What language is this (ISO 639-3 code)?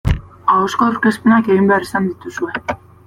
eus